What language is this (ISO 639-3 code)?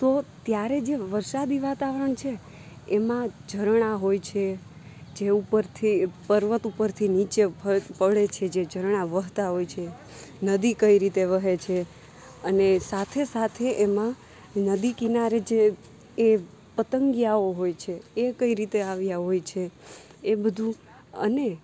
guj